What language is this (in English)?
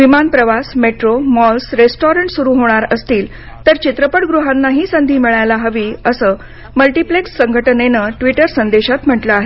Marathi